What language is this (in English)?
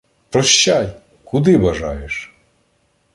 Ukrainian